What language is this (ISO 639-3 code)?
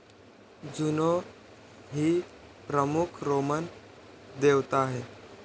mar